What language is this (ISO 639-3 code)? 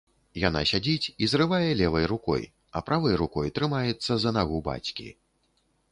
bel